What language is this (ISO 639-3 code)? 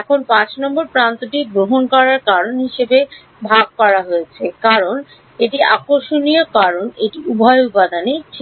ben